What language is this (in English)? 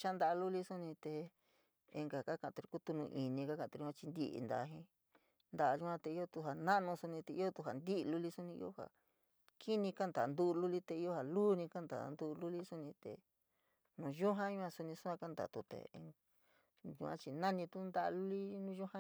San Miguel El Grande Mixtec